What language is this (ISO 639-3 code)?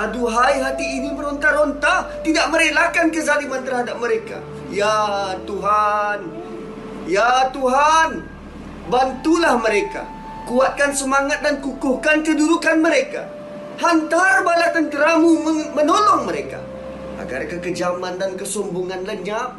msa